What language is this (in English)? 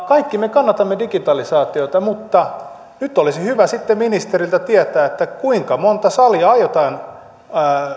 Finnish